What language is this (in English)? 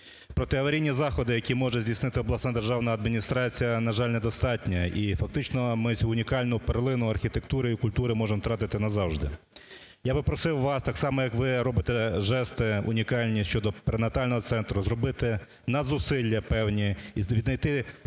Ukrainian